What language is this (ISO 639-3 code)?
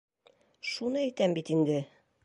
bak